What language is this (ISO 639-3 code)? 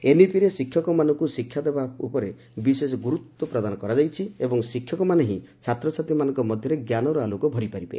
ori